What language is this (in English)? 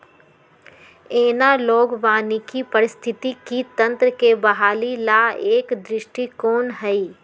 Magahi